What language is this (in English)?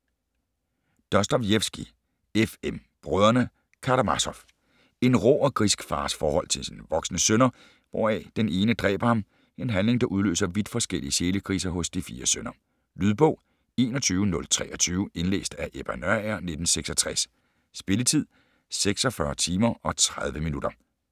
Danish